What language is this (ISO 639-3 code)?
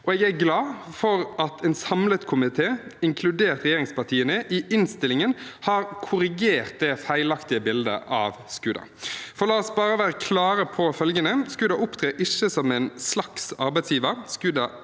nor